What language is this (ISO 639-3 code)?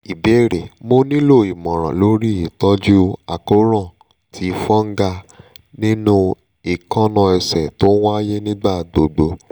yor